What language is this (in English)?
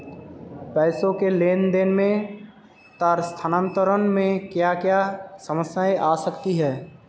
Hindi